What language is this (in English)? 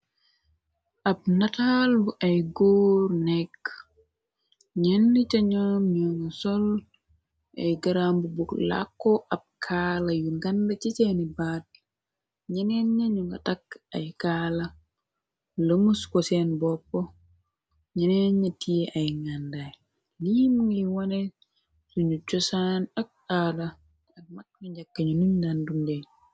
Wolof